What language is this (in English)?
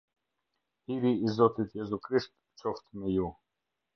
Albanian